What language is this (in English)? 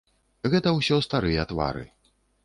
Belarusian